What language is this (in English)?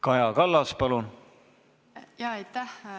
Estonian